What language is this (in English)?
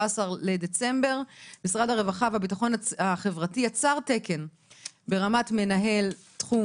Hebrew